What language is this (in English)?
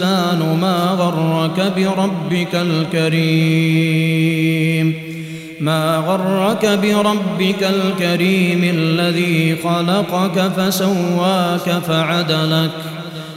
Arabic